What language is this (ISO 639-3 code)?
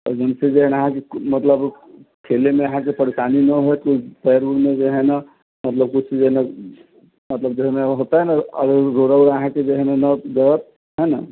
mai